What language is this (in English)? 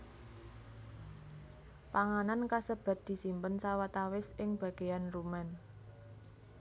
Javanese